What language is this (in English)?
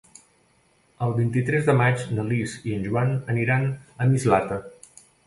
Catalan